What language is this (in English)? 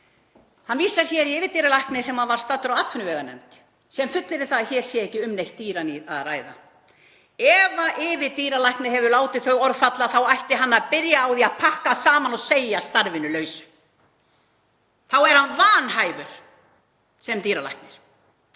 Icelandic